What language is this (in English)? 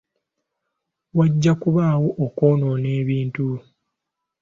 Ganda